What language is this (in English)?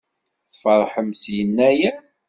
Kabyle